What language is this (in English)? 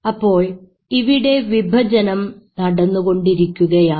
Malayalam